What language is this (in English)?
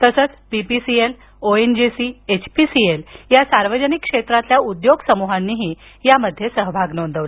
Marathi